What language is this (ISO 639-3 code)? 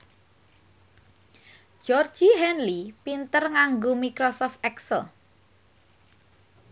jav